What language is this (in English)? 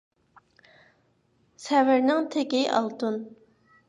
Uyghur